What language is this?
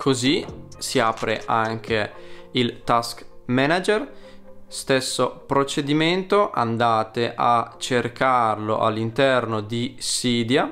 Italian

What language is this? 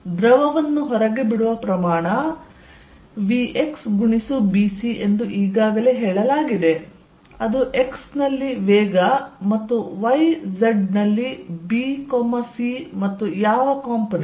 Kannada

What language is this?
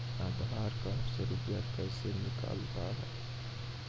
Maithili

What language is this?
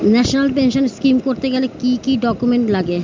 Bangla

